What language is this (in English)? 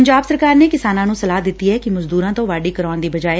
Punjabi